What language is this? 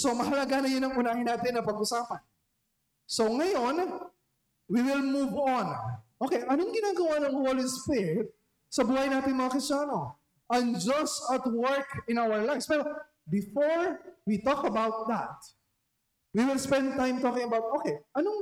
Filipino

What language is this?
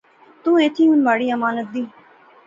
Pahari-Potwari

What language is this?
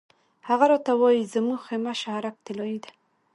Pashto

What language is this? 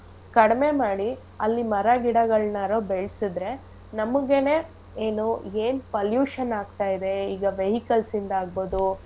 Kannada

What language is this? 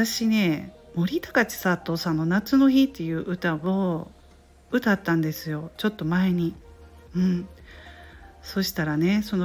Japanese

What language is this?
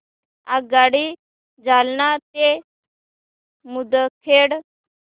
Marathi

